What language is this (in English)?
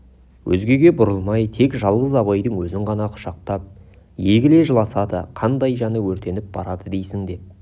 Kazakh